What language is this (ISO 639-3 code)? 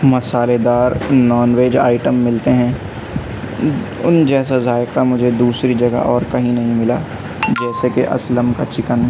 urd